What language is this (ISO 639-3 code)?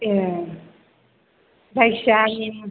brx